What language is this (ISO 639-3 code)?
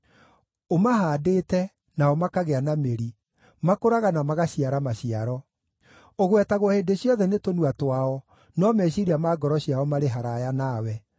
kik